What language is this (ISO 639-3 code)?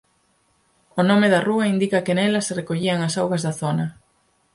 glg